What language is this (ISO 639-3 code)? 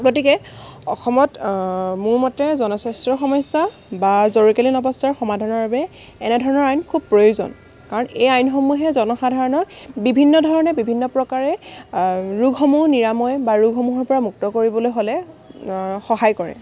asm